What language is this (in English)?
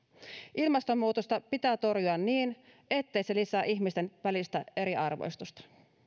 Finnish